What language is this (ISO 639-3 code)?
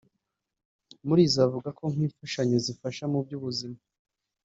kin